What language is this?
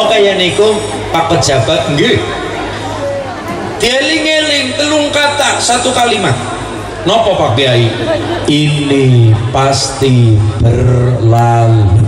Indonesian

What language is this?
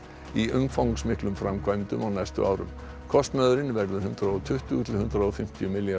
Icelandic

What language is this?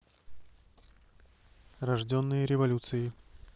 Russian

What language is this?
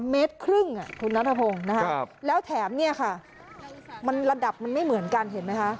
Thai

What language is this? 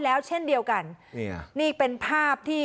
Thai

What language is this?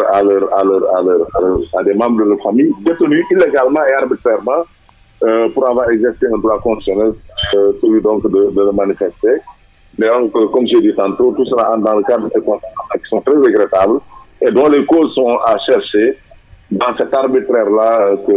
French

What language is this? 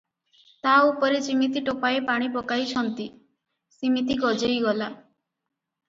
Odia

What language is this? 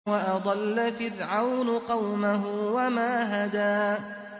Arabic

